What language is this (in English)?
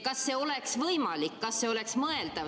Estonian